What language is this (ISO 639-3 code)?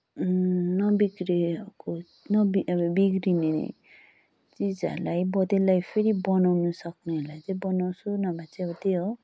nep